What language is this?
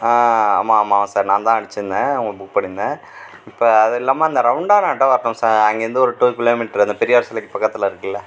Tamil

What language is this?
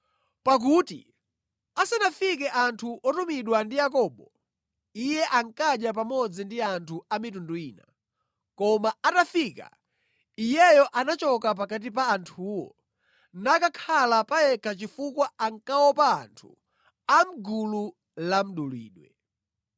Nyanja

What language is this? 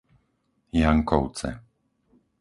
Slovak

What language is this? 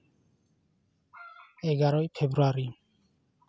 Santali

